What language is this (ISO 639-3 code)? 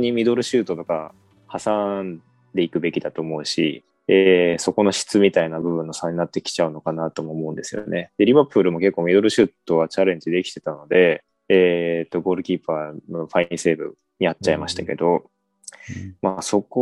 jpn